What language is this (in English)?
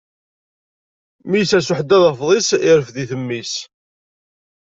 Kabyle